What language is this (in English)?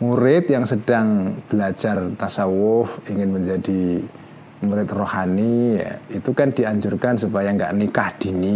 Indonesian